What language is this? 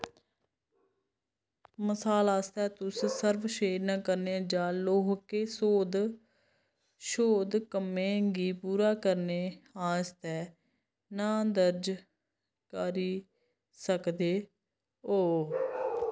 Dogri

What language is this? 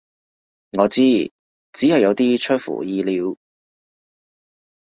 Cantonese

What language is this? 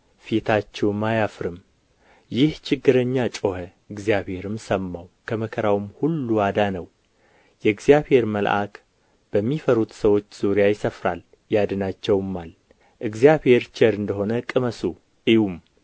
Amharic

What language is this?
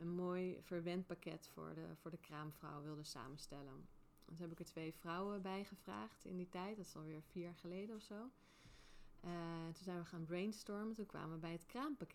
Dutch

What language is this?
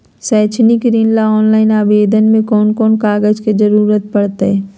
Magahi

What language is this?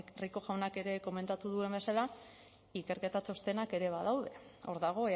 Basque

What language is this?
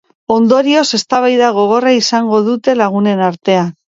Basque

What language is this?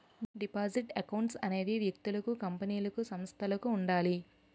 Telugu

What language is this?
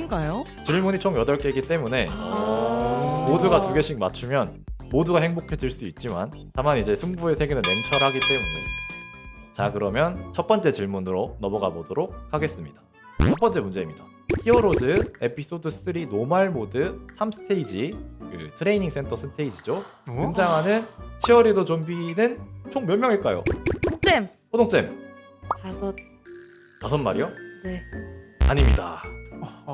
Korean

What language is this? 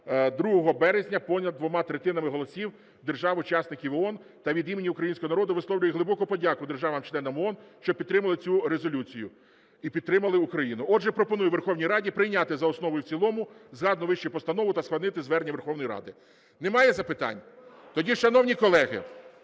Ukrainian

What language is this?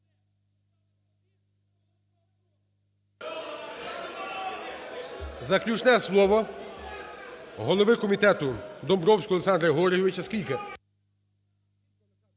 Ukrainian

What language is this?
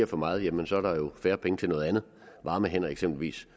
Danish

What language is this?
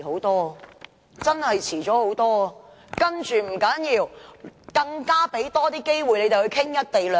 Cantonese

